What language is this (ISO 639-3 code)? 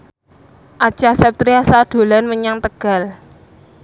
jav